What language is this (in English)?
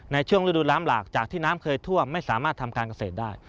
Thai